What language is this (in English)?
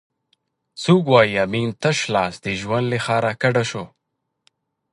Pashto